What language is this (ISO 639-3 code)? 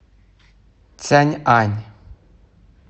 rus